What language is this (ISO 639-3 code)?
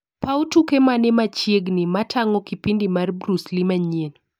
luo